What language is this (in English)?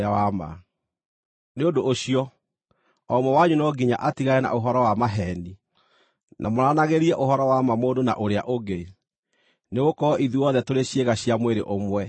Kikuyu